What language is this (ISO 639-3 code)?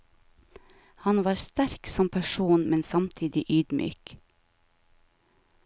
nor